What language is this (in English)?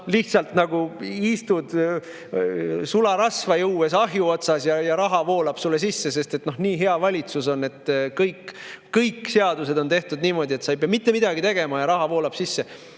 Estonian